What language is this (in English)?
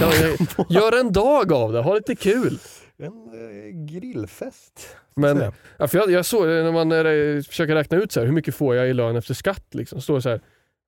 Swedish